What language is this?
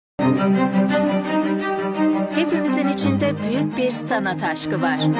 Turkish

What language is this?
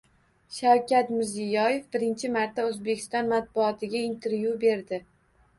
Uzbek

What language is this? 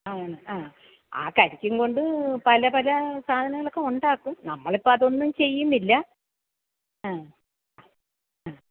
Malayalam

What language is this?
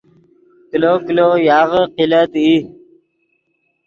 Yidgha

